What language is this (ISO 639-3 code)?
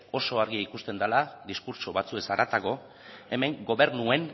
eus